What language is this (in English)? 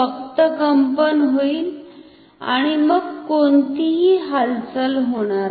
Marathi